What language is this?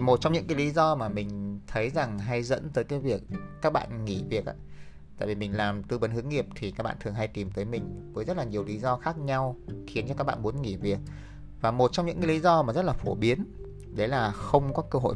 Vietnamese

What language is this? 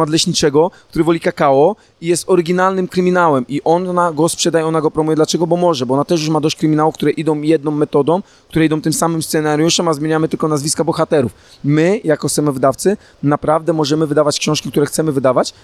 Polish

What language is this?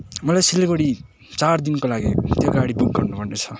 Nepali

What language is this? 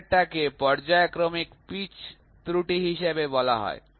Bangla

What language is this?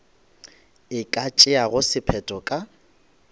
Northern Sotho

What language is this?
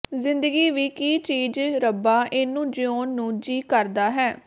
Punjabi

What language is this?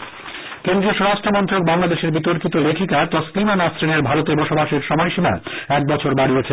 Bangla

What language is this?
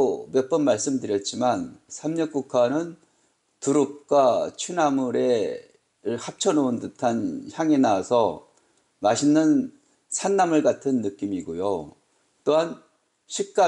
Korean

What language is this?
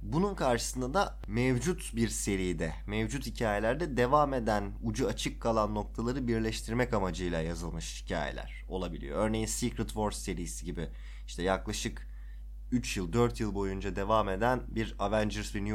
Turkish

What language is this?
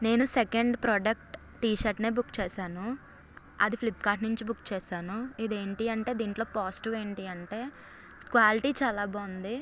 Telugu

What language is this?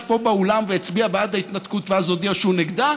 Hebrew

